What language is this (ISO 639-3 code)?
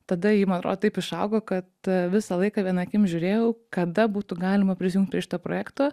lit